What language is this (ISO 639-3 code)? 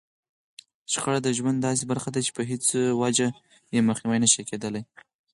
pus